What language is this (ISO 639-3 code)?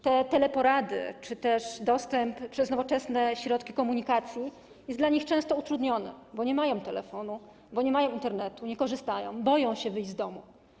pol